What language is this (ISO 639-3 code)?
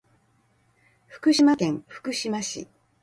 jpn